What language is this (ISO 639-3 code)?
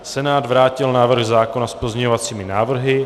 ces